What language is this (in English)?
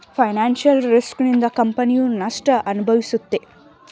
Kannada